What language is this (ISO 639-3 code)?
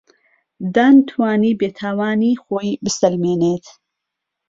ckb